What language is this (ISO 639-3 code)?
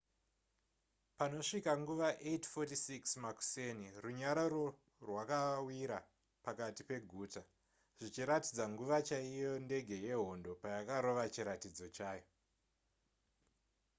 sna